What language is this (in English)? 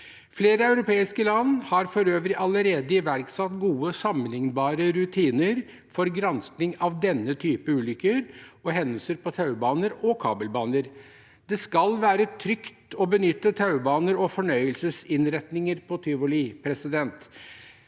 Norwegian